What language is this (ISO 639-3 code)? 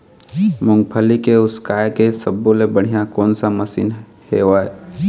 hne